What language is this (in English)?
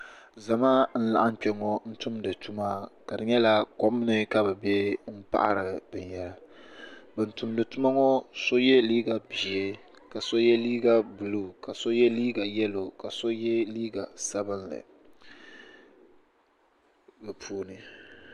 Dagbani